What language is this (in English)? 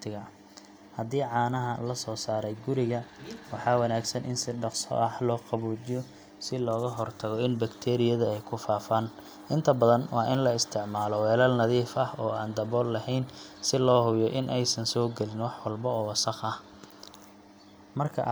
Somali